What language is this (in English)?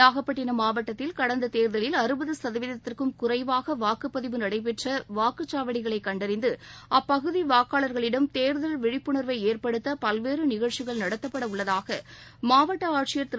Tamil